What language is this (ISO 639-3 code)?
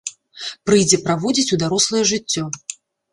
bel